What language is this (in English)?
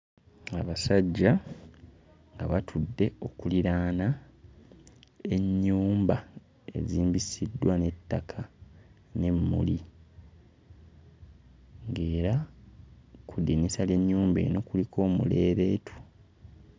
Ganda